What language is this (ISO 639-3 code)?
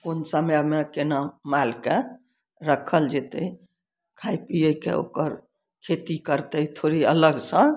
mai